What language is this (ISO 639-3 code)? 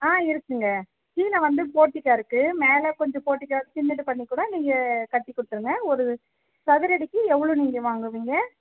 tam